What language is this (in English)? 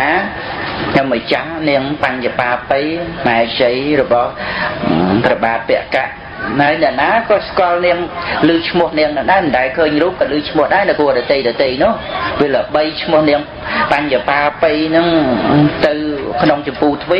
Khmer